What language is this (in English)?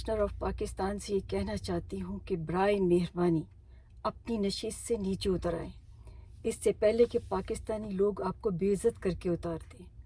Urdu